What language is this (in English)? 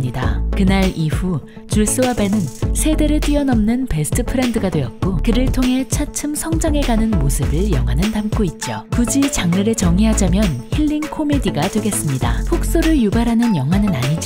Korean